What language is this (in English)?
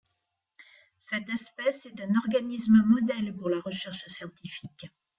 French